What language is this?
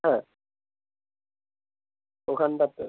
Bangla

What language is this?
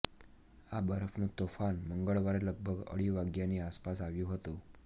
Gujarati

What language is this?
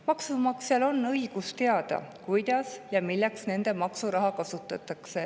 Estonian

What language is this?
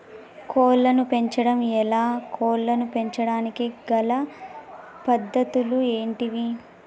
Telugu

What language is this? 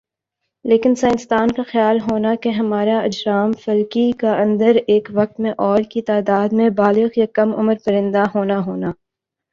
Urdu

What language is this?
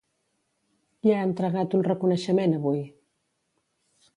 Catalan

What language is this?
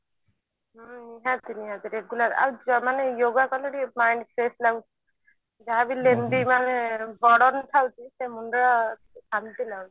Odia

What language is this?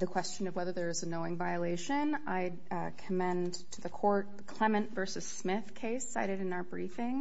English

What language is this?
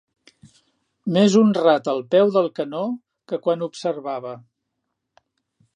Catalan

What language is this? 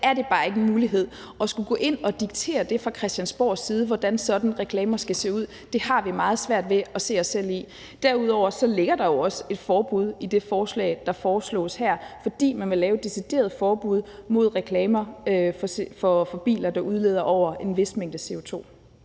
Danish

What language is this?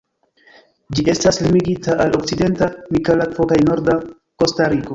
Esperanto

